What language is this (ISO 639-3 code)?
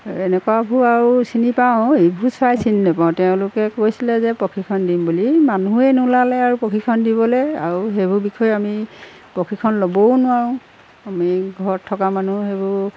asm